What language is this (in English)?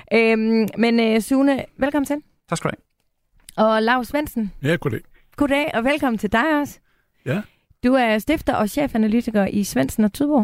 Danish